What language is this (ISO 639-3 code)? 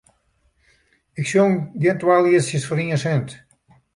fry